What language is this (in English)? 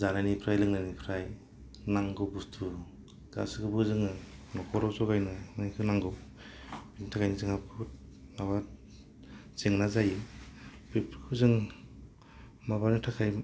Bodo